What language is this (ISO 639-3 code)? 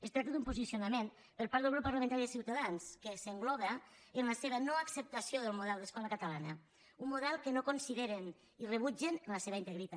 cat